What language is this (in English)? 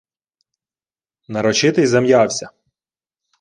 Ukrainian